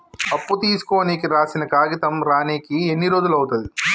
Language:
Telugu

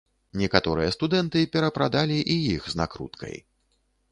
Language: Belarusian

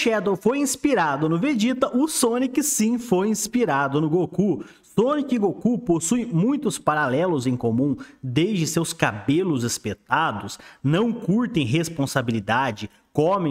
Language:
Portuguese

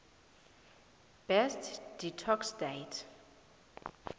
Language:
South Ndebele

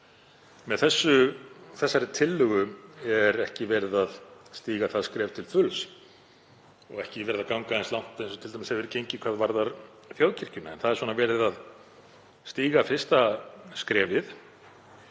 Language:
Icelandic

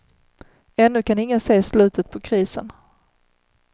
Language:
Swedish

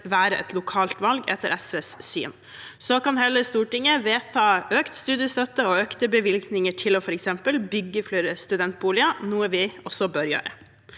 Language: Norwegian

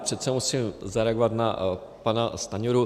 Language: Czech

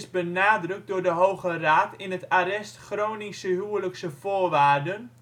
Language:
Dutch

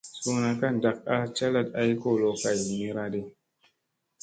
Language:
Musey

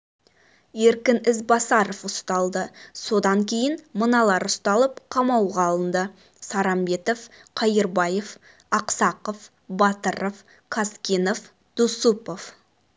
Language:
Kazakh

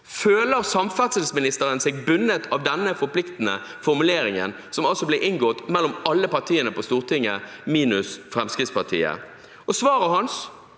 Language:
Norwegian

